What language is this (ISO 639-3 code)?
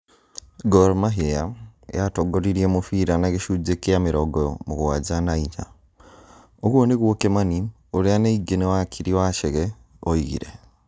kik